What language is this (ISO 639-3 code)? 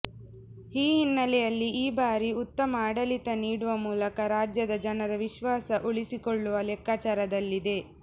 kan